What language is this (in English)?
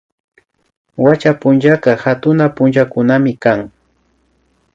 Imbabura Highland Quichua